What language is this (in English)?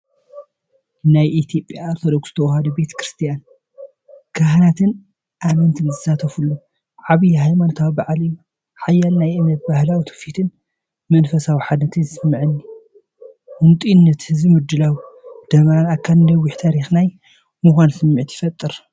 Tigrinya